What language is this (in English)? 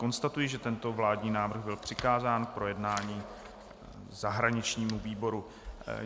Czech